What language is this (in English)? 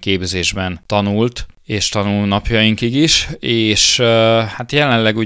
Hungarian